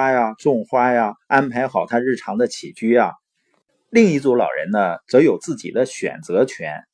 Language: Chinese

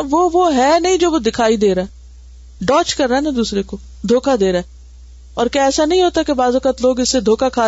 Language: Urdu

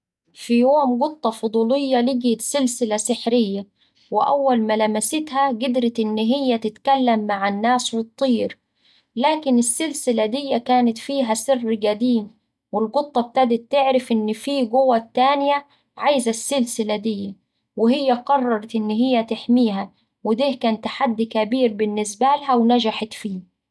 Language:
Saidi Arabic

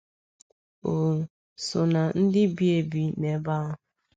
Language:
Igbo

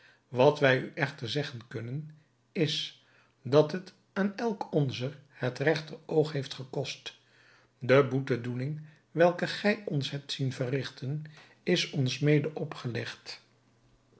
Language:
Dutch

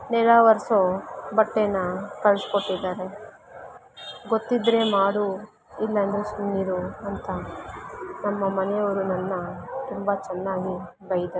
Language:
Kannada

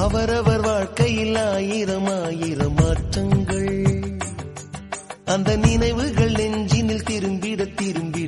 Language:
Tamil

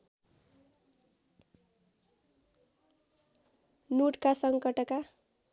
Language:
Nepali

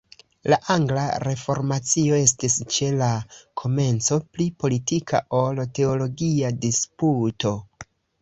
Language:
Esperanto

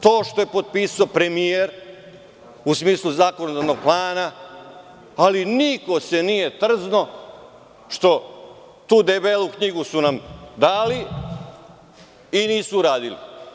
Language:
Serbian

